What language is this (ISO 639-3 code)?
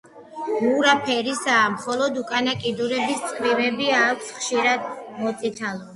kat